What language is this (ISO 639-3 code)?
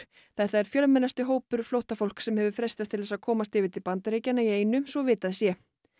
isl